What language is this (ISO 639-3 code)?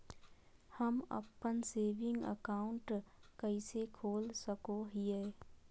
mag